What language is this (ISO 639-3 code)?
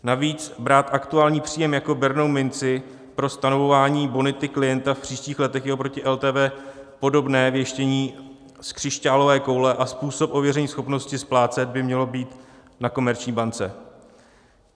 ces